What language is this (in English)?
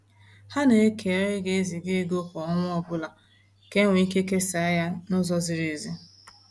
Igbo